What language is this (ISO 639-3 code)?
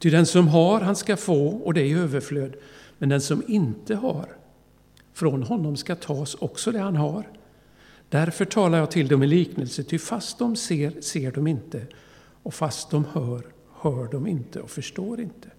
swe